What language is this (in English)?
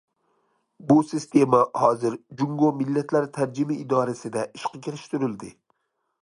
Uyghur